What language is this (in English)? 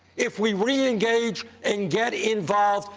English